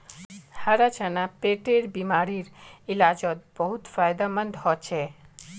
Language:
Magahi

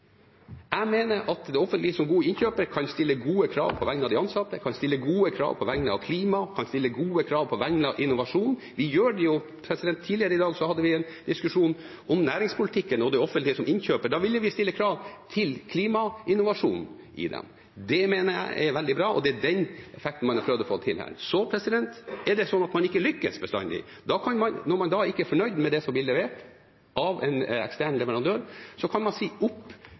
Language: Norwegian Bokmål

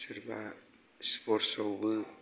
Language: Bodo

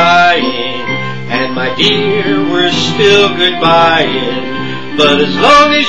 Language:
English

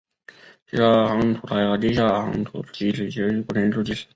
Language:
Chinese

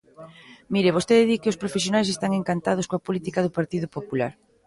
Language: Galician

